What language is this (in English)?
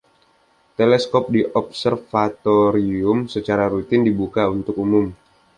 Indonesian